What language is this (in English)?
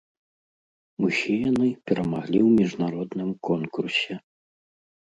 Belarusian